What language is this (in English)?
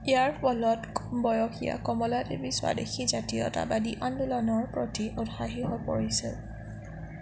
Assamese